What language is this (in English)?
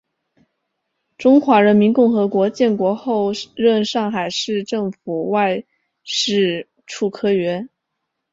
Chinese